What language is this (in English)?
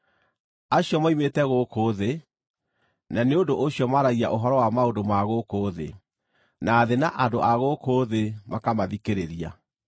Kikuyu